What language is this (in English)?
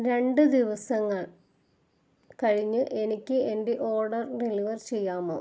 Malayalam